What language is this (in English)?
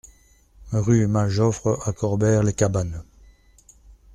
French